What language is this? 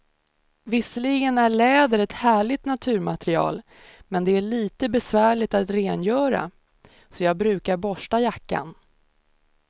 Swedish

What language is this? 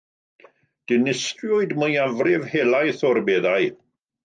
Welsh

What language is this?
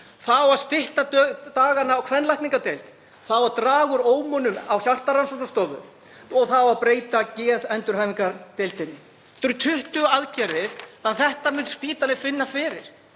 Icelandic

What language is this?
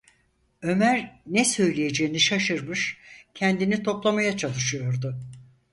Turkish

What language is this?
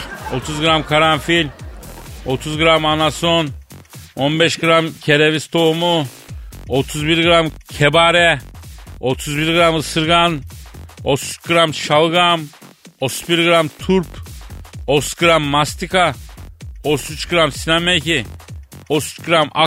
Turkish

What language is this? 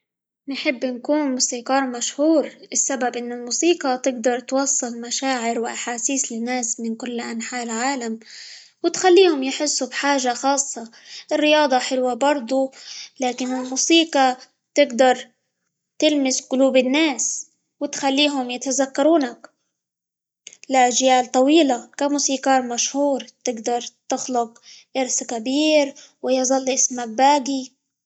Libyan Arabic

